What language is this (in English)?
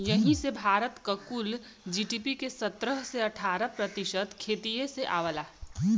Bhojpuri